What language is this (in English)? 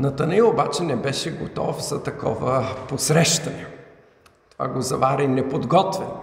Bulgarian